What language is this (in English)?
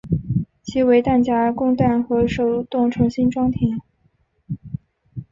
Chinese